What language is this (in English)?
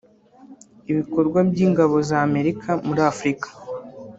Kinyarwanda